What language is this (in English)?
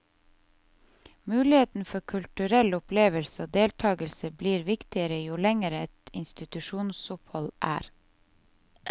Norwegian